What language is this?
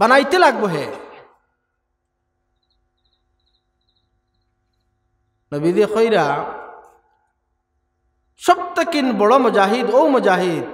Bangla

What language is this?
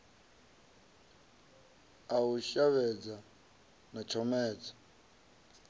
Venda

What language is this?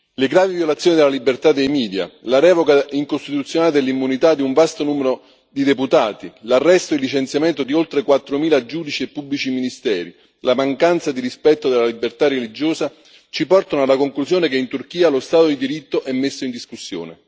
Italian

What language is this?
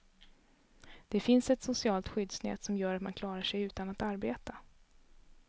Swedish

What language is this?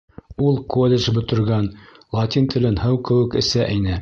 Bashkir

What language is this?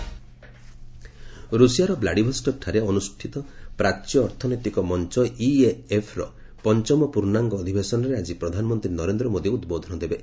Odia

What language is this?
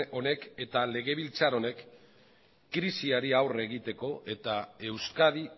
Basque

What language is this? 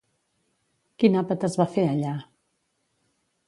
Catalan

